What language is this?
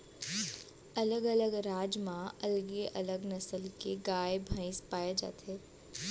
Chhattisgarhi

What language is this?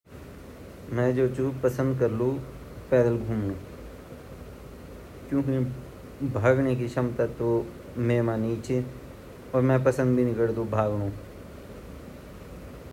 Garhwali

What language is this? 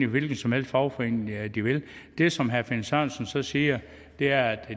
Danish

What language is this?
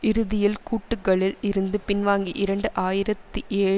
Tamil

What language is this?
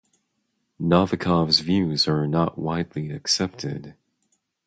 English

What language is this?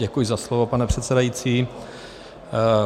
Czech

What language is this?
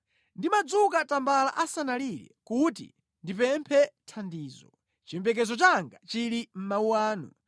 Nyanja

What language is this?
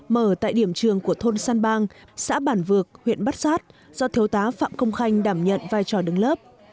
Vietnamese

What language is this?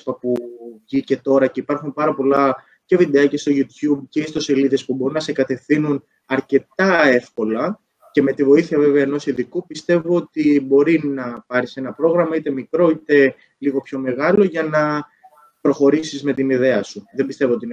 Greek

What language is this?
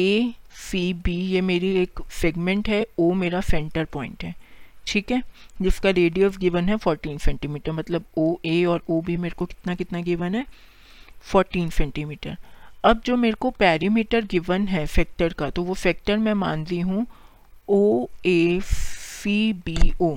Hindi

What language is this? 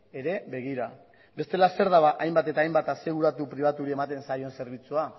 Basque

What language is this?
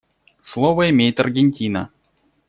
Russian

